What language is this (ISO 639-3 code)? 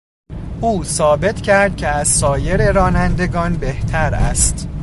fas